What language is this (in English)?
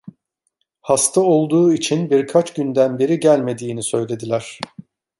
Turkish